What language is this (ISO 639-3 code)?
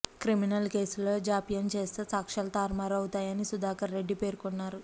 tel